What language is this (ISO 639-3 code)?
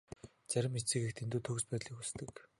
mon